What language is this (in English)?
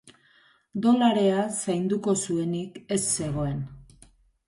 Basque